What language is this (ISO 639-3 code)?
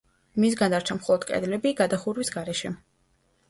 kat